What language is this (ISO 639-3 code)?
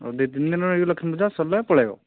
ori